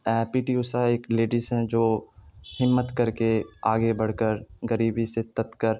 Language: Urdu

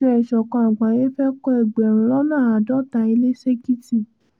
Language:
Yoruba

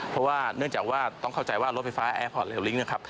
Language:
Thai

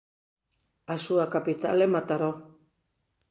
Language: Galician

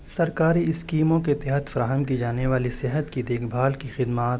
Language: Urdu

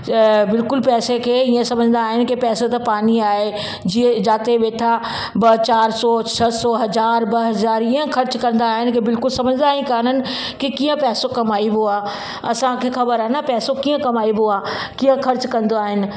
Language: Sindhi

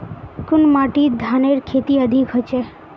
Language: Magahi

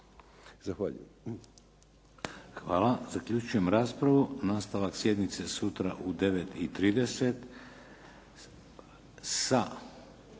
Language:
Croatian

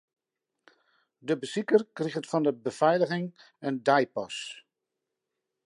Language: Western Frisian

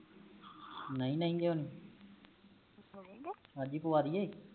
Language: Punjabi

